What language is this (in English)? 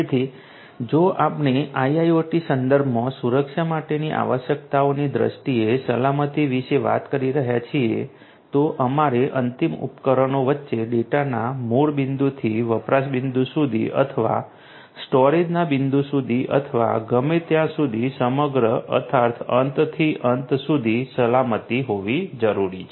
Gujarati